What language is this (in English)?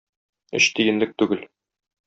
Tatar